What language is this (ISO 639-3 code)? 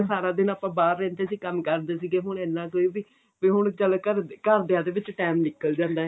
pan